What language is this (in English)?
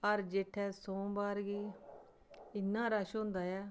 Dogri